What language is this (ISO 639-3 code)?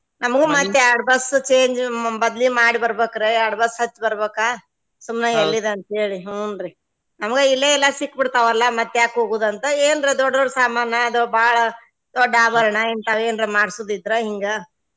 kan